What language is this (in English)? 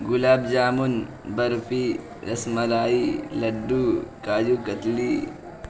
Urdu